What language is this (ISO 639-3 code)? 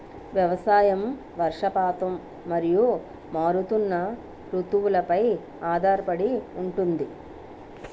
tel